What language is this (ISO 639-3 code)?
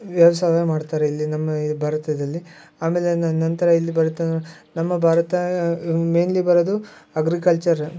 kan